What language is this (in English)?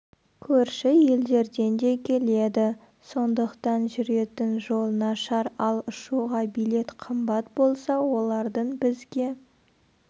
Kazakh